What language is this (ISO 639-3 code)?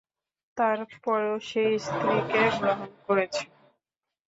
ben